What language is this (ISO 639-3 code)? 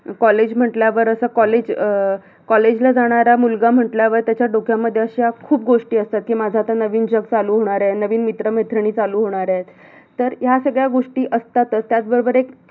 mar